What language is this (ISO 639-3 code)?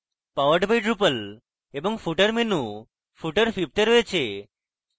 ben